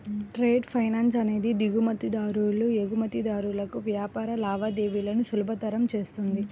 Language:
Telugu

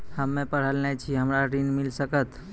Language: Maithili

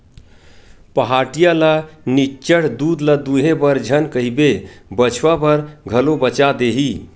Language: Chhattisgarhi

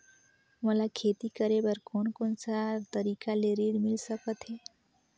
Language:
Chhattisgarhi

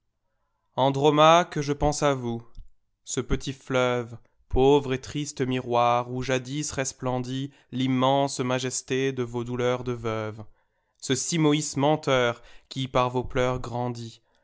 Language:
French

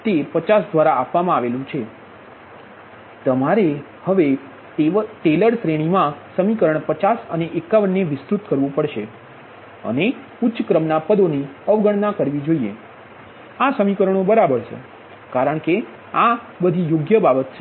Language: Gujarati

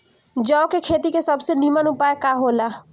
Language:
Bhojpuri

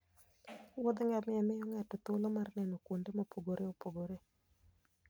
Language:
Luo (Kenya and Tanzania)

